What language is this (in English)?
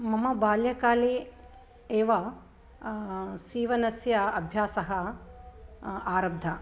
Sanskrit